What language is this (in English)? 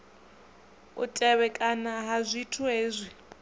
Venda